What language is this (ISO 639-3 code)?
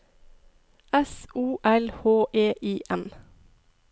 nor